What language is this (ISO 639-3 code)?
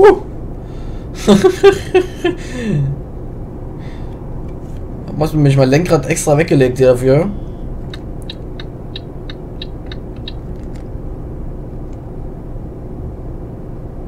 deu